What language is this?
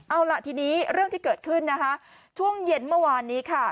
Thai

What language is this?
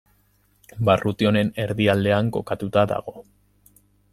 Basque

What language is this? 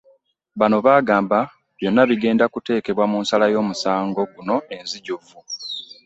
Ganda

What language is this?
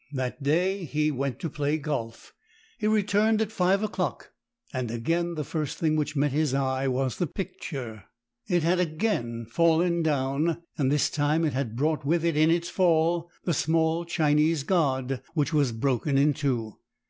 English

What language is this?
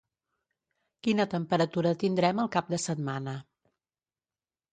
Catalan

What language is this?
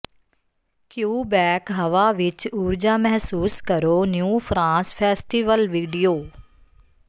Punjabi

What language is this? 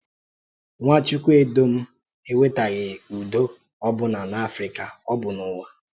Igbo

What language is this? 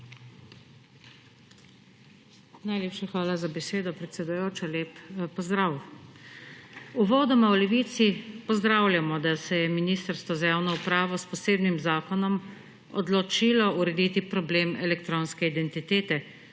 Slovenian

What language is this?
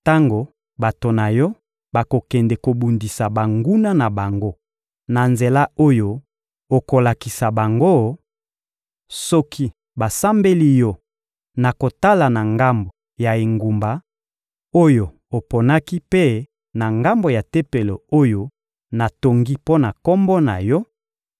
Lingala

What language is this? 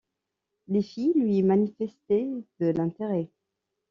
French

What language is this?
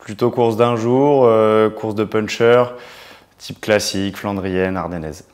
French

